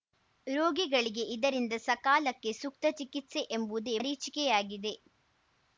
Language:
Kannada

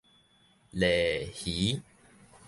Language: Min Nan Chinese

